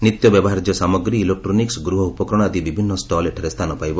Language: Odia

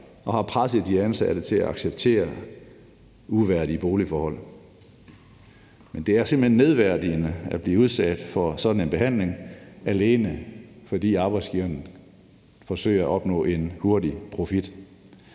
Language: Danish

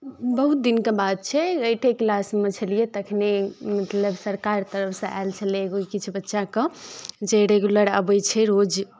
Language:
Maithili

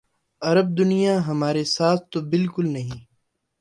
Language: Urdu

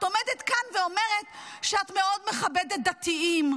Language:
Hebrew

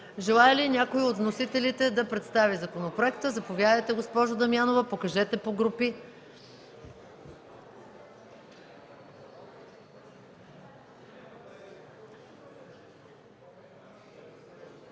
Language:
Bulgarian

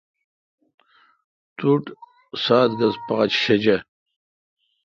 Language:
Kalkoti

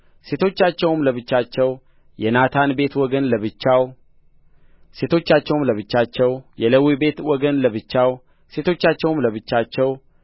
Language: Amharic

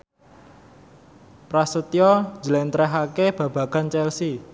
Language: Javanese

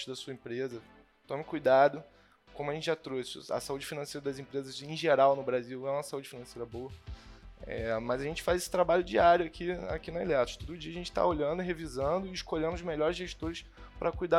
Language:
Portuguese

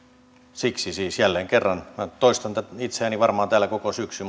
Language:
Finnish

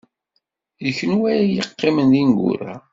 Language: Kabyle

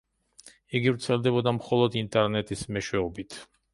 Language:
Georgian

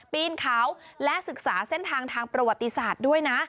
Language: Thai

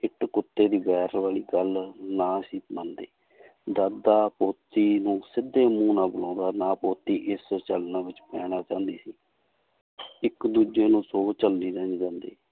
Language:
Punjabi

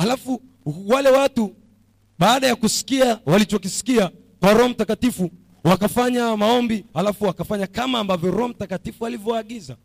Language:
Swahili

